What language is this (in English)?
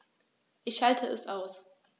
German